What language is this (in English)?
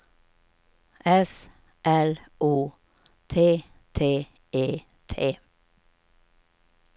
Swedish